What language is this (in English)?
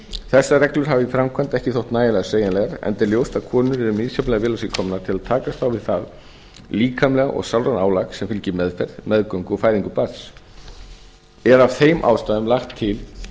Icelandic